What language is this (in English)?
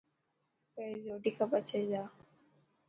Dhatki